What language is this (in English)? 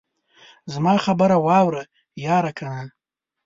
Pashto